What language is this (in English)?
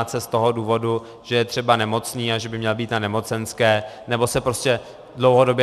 Czech